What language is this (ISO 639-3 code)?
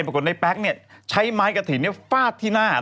tha